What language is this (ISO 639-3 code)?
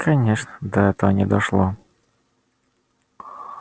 rus